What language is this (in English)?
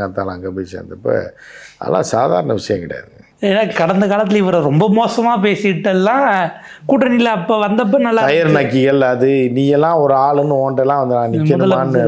Korean